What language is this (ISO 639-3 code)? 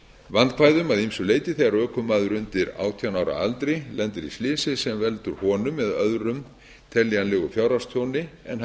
isl